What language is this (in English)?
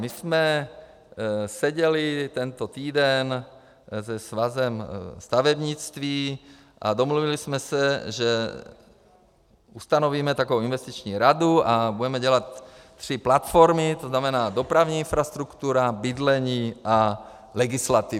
Czech